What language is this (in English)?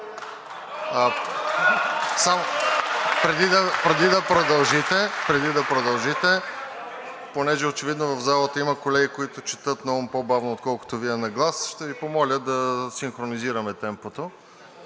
Bulgarian